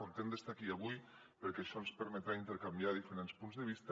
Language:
Catalan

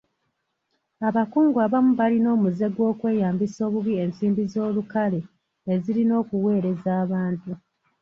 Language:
Ganda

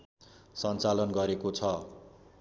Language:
Nepali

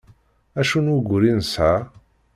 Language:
Kabyle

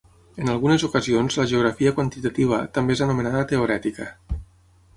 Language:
Catalan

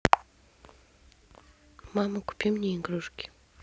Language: Russian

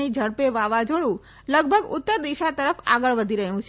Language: Gujarati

